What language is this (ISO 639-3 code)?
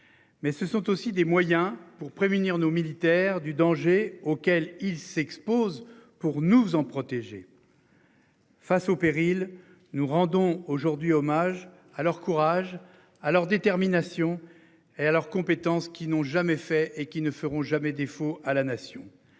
fra